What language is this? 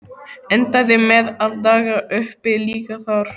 Icelandic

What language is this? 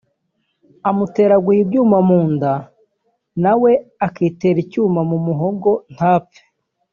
Kinyarwanda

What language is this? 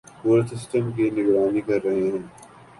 Urdu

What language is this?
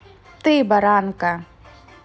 Russian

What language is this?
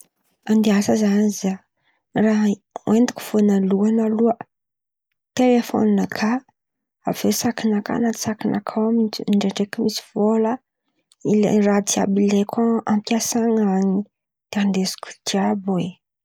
Antankarana Malagasy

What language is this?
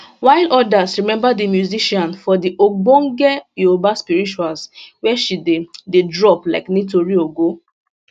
Nigerian Pidgin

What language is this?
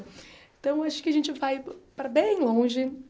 Portuguese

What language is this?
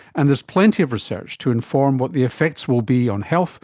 English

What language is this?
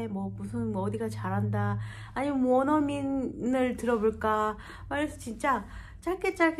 Korean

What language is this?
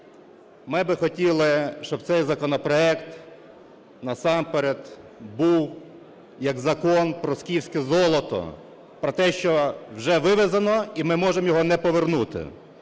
Ukrainian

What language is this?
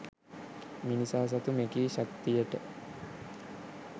Sinhala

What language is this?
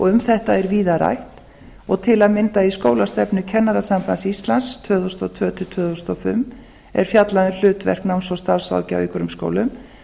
Icelandic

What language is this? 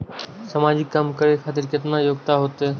Maithili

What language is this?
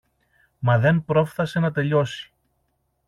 Greek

